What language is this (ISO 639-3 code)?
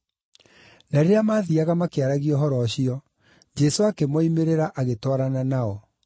kik